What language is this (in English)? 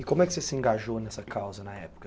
Portuguese